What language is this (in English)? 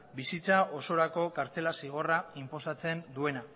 Basque